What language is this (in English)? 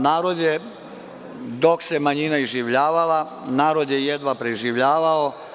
Serbian